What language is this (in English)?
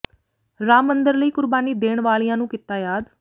Punjabi